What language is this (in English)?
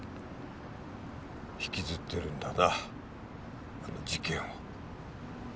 Japanese